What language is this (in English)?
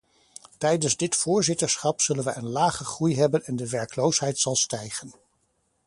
Dutch